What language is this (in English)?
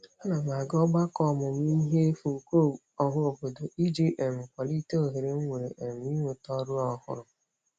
Igbo